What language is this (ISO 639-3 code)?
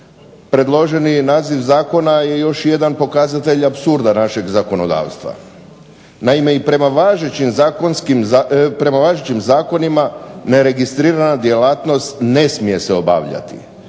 hrv